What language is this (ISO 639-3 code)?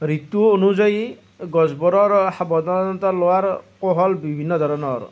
asm